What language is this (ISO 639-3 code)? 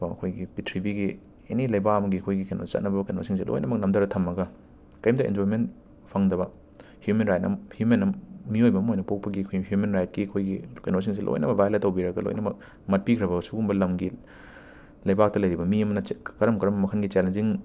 mni